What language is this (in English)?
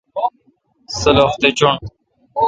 Kalkoti